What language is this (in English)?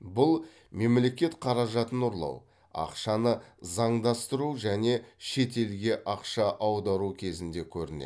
Kazakh